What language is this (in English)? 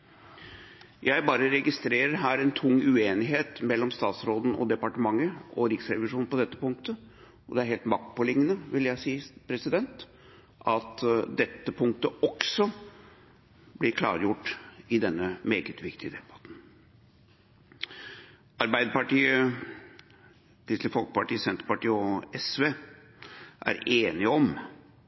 Norwegian Bokmål